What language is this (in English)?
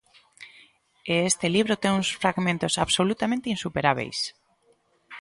Galician